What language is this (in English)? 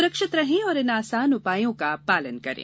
Hindi